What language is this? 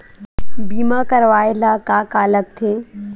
Chhattisgarhi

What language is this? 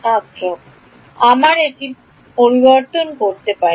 Bangla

